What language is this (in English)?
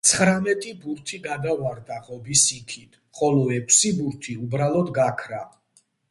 Georgian